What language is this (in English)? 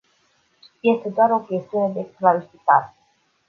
Romanian